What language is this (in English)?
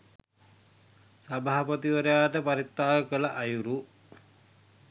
Sinhala